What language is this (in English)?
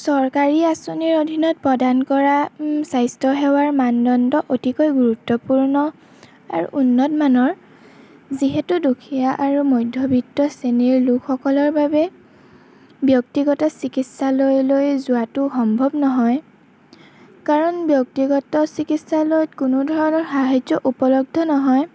Assamese